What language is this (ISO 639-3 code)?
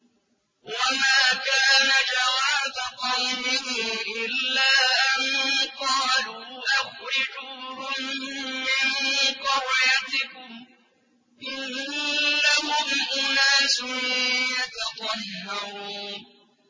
ara